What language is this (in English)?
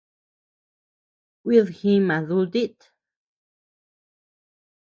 Tepeuxila Cuicatec